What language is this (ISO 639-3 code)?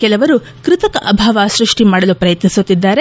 kan